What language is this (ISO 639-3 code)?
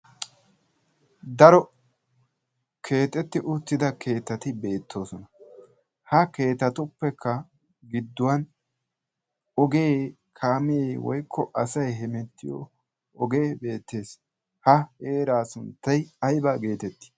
wal